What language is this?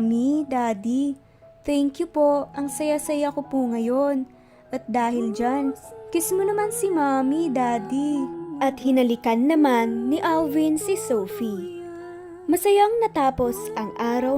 Filipino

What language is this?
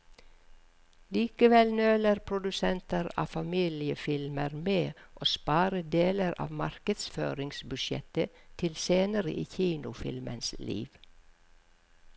Norwegian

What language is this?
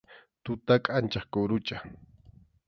Arequipa-La Unión Quechua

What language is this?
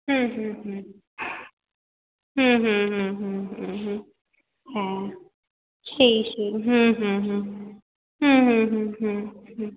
Bangla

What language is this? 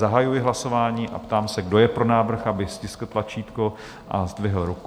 Czech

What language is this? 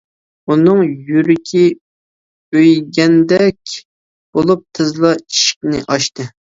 Uyghur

